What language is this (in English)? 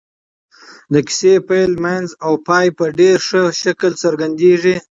Pashto